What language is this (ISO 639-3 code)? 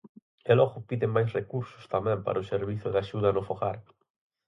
glg